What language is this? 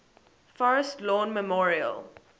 English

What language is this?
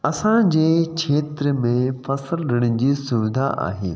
Sindhi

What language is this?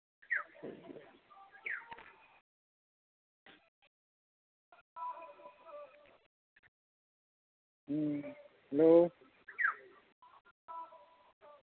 Santali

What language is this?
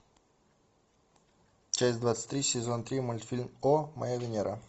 Russian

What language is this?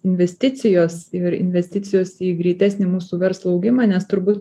Lithuanian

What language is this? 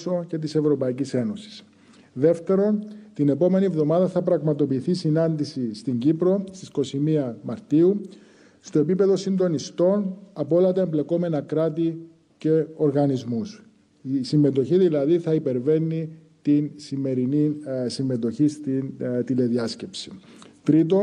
Greek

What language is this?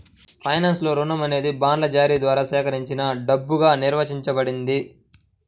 Telugu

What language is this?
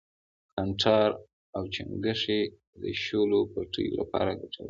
Pashto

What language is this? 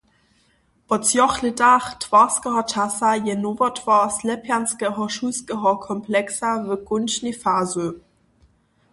Upper Sorbian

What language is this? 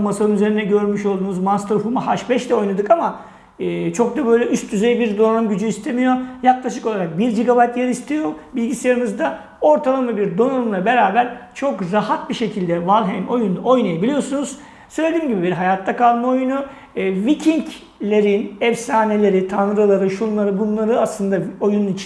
Turkish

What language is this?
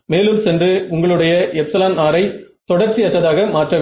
Tamil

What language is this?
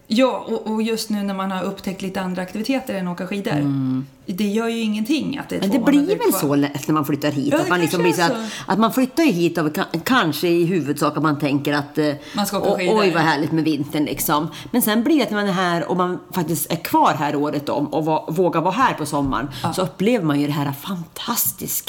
Swedish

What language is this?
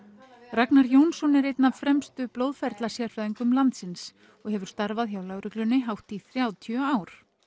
Icelandic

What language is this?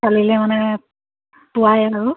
Assamese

